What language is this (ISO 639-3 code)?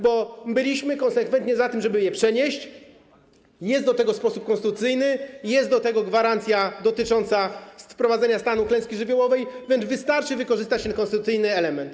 pol